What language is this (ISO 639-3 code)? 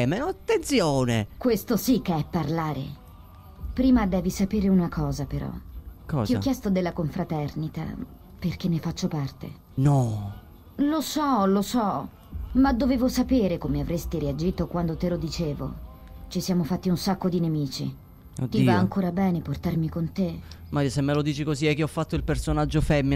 ita